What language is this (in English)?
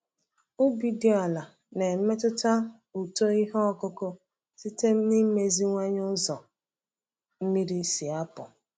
Igbo